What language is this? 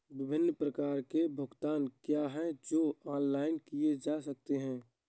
Hindi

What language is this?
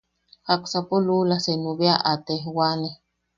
Yaqui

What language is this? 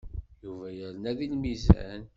Kabyle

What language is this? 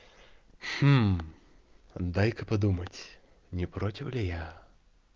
Russian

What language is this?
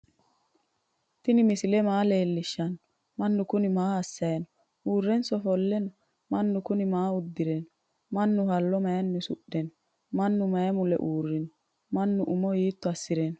Sidamo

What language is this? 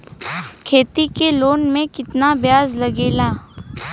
Bhojpuri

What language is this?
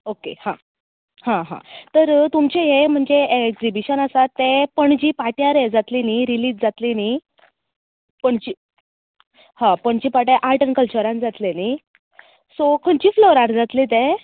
Konkani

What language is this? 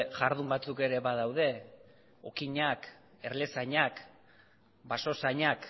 Basque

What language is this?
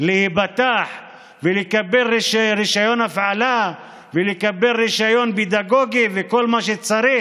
Hebrew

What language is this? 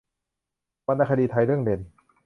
Thai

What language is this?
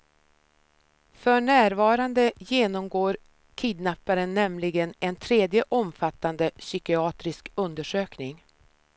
Swedish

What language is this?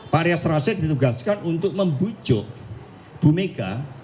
Indonesian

